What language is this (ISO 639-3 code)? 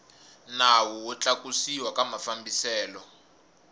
tso